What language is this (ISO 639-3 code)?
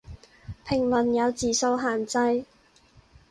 yue